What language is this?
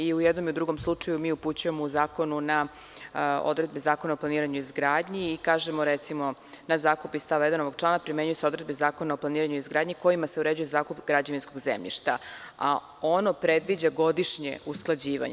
Serbian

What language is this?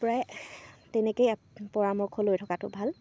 Assamese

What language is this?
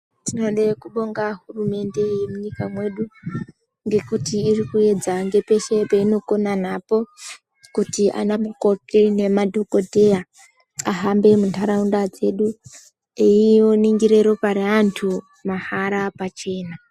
Ndau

